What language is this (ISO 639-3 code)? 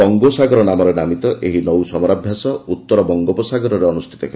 ori